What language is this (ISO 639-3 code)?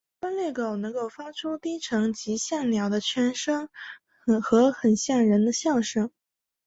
zho